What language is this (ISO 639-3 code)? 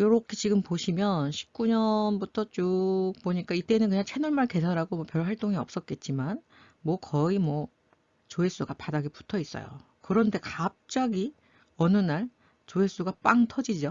kor